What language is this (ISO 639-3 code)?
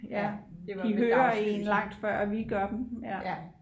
dan